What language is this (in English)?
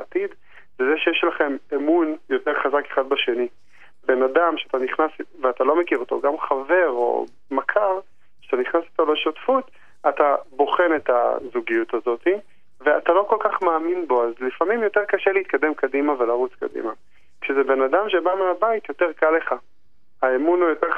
Hebrew